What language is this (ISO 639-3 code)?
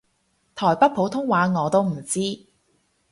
yue